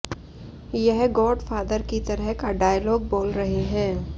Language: Hindi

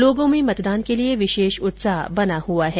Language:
Hindi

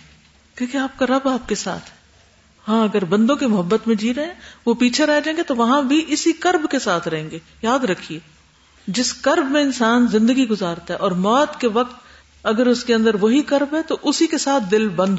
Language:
Urdu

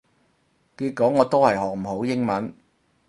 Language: Cantonese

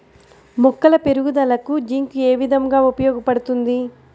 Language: Telugu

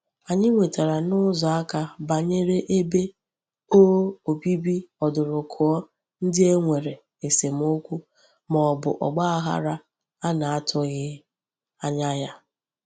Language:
Igbo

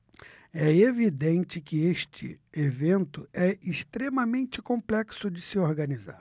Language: Portuguese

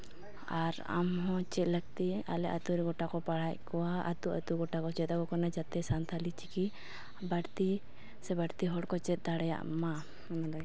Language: Santali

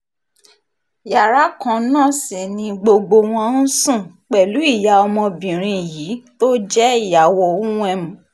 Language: Yoruba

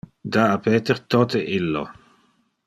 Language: Interlingua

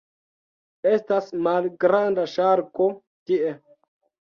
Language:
Esperanto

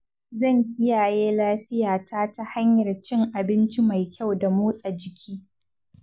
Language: Hausa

